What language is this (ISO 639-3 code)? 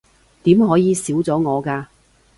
yue